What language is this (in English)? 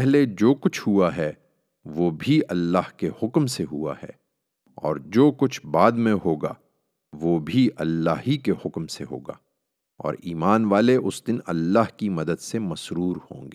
Urdu